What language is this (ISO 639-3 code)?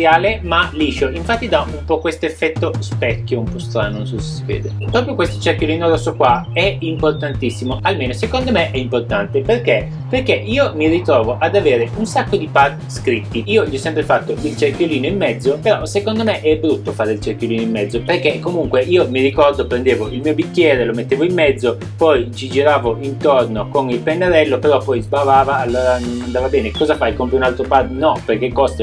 ita